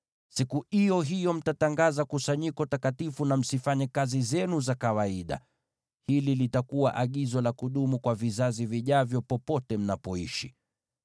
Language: Swahili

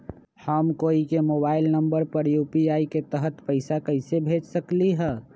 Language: Magahi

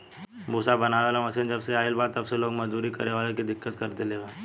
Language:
Bhojpuri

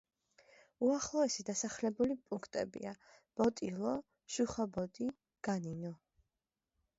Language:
Georgian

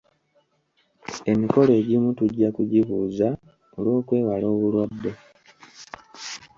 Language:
Ganda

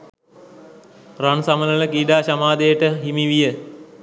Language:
Sinhala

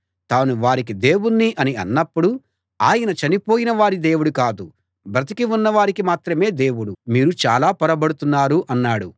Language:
Telugu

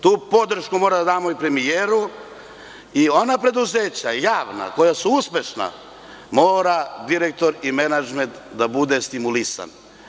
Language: Serbian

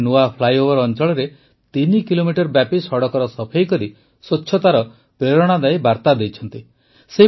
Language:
Odia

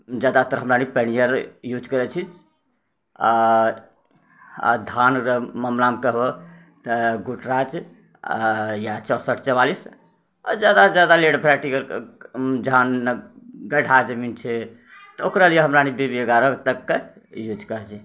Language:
Maithili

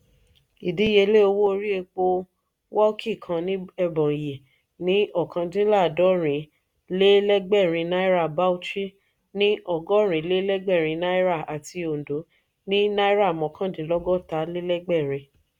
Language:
Yoruba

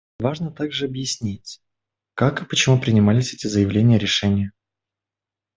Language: Russian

